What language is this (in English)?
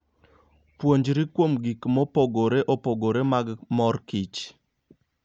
Luo (Kenya and Tanzania)